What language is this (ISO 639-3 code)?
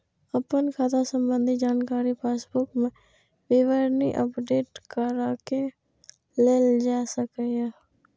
mai